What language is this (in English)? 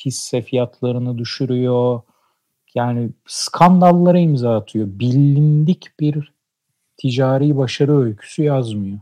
Turkish